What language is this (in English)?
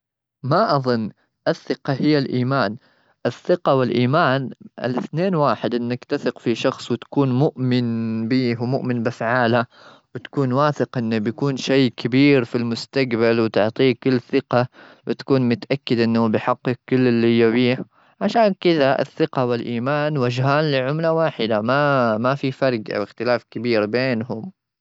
Gulf Arabic